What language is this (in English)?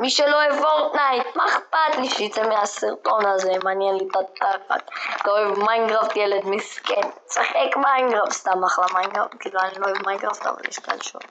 Hebrew